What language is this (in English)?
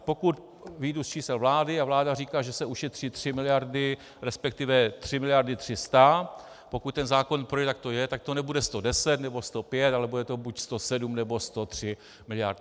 Czech